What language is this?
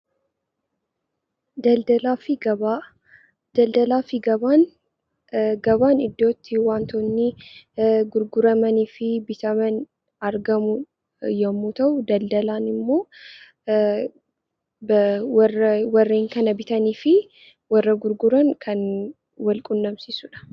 Oromo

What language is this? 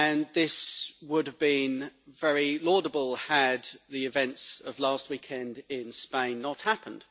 English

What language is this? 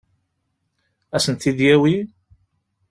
Kabyle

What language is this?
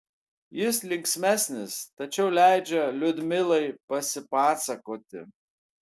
Lithuanian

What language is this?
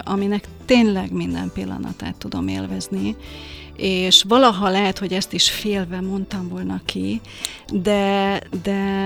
Hungarian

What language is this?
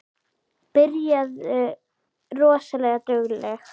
Icelandic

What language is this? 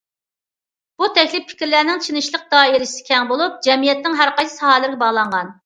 Uyghur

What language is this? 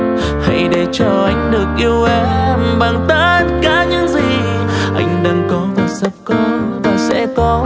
Vietnamese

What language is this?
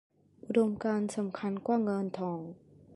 Thai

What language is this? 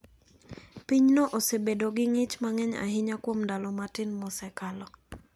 Luo (Kenya and Tanzania)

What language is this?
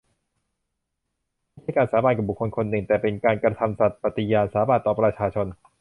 Thai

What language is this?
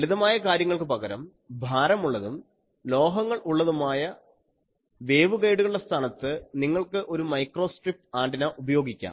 Malayalam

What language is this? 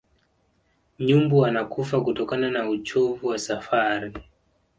Swahili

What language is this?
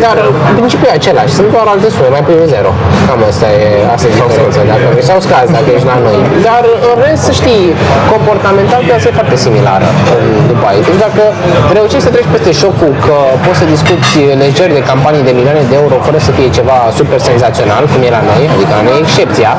Romanian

